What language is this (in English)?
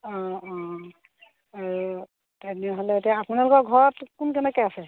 Assamese